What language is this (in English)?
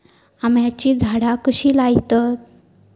Marathi